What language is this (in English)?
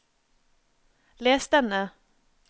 Norwegian